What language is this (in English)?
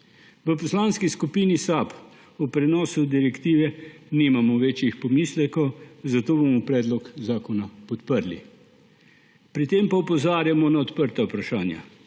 Slovenian